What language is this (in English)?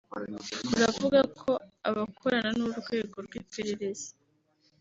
Kinyarwanda